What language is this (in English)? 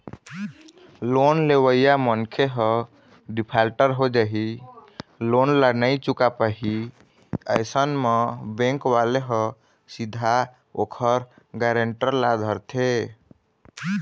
Chhattisgarhi